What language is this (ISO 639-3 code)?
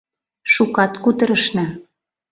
chm